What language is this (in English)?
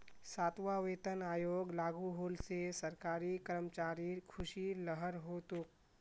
Magahi